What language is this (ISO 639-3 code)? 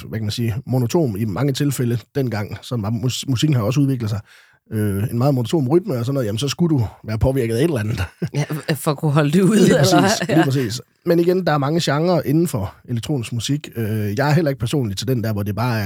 dan